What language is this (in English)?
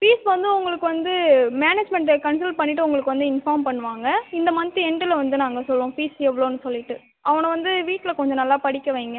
Tamil